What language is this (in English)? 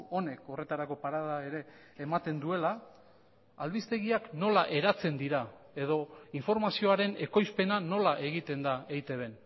Basque